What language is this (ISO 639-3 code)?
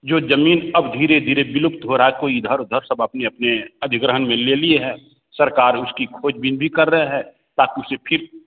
hin